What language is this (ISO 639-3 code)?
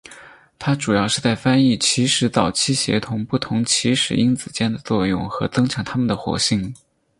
zho